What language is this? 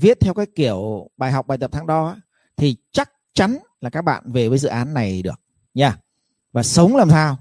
Vietnamese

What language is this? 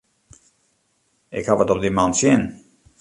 Western Frisian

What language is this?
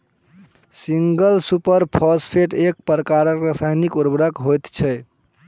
Maithili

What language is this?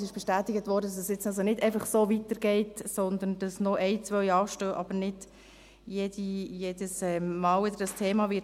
Swiss German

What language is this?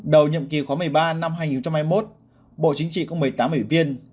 Vietnamese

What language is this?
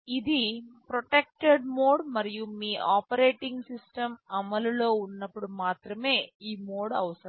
Telugu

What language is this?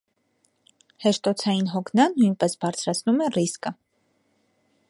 Armenian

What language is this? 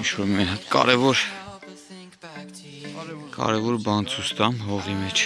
Armenian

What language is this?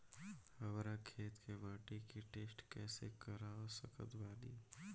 Bhojpuri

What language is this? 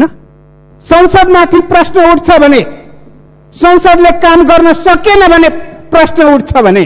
Thai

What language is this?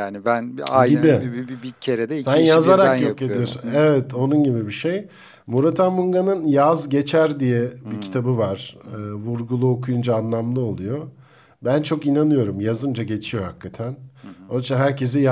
Turkish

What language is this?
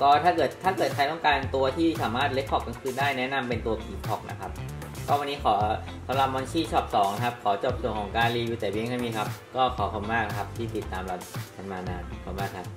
Thai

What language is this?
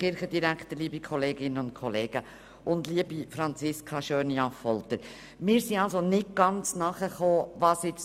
Swiss German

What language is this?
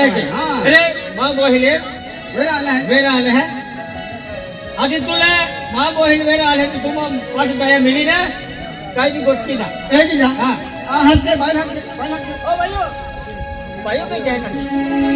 Arabic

